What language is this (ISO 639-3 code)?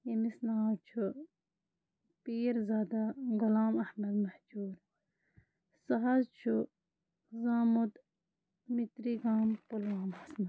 kas